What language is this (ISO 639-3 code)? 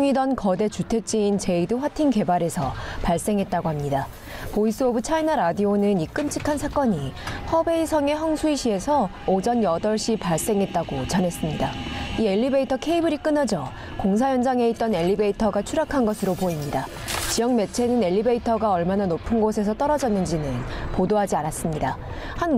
kor